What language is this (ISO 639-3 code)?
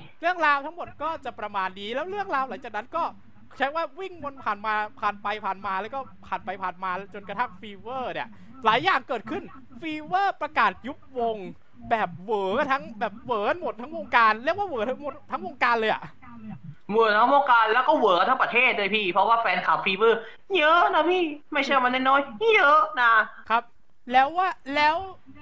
tha